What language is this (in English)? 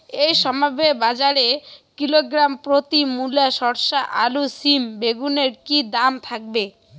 Bangla